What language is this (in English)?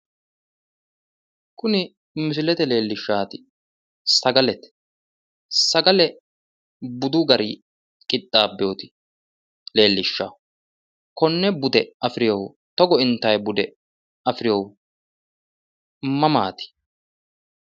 Sidamo